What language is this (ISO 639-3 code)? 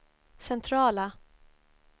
swe